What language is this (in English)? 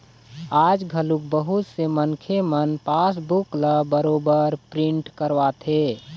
Chhattisgarhi